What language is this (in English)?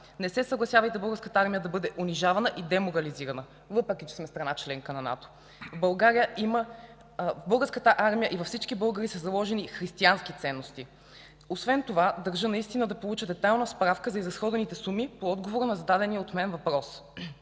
Bulgarian